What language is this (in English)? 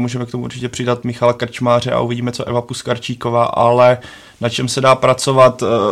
Czech